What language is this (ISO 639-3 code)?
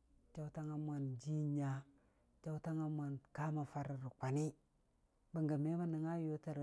cfa